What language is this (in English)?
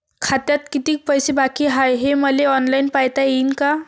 Marathi